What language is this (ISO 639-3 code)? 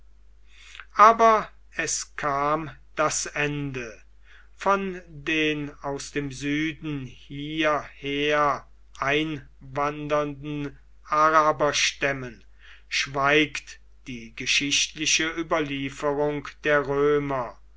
deu